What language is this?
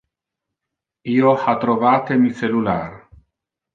Interlingua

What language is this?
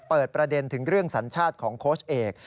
Thai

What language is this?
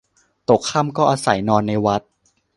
Thai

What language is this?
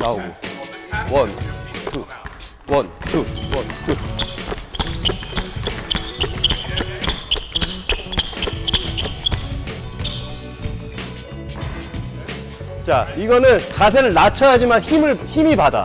Korean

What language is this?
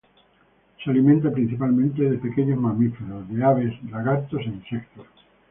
Spanish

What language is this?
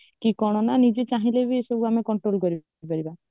Odia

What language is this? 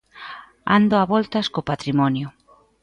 Galician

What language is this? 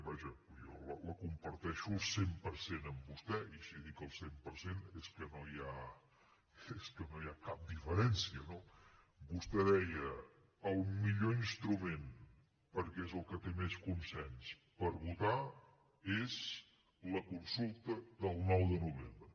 Catalan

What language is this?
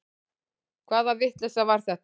Icelandic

